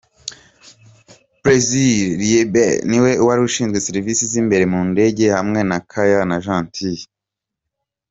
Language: Kinyarwanda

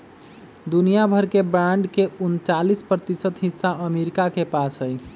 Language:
Magahi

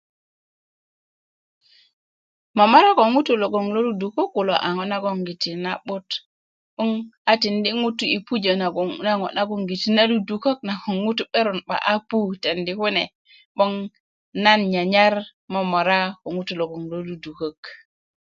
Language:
Kuku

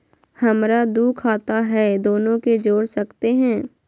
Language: Magahi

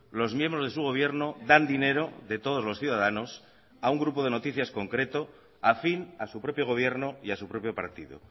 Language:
Spanish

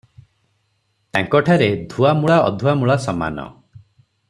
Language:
Odia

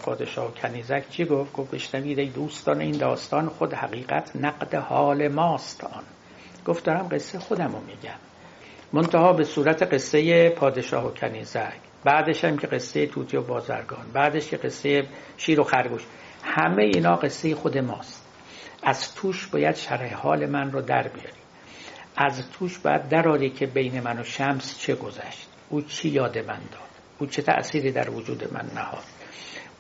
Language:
Persian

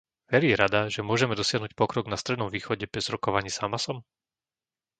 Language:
Slovak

